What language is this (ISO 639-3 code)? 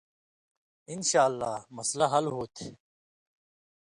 mvy